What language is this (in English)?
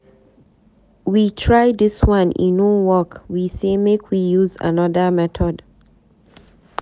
Nigerian Pidgin